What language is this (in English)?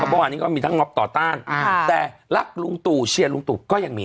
Thai